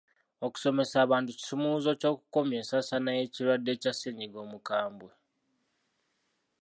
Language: Ganda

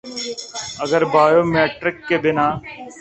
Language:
Urdu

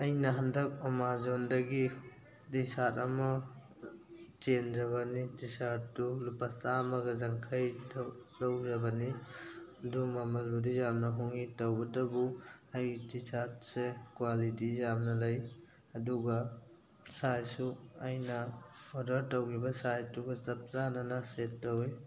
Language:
Manipuri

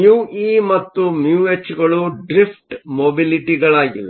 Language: Kannada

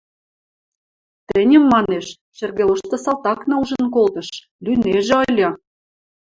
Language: Western Mari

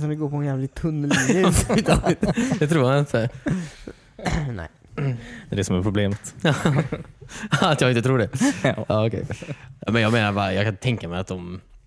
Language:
Swedish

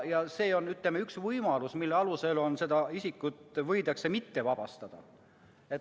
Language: Estonian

